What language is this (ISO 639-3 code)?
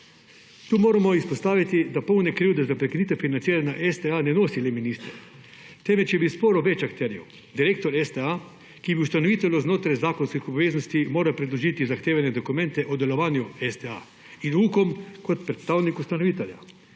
slv